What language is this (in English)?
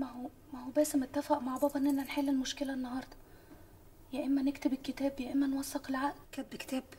Arabic